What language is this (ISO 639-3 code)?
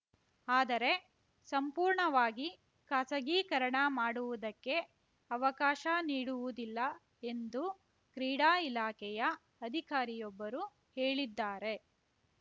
kan